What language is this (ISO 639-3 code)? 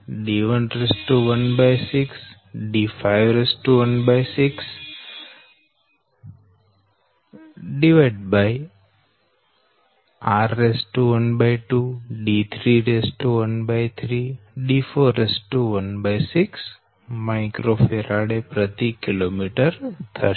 guj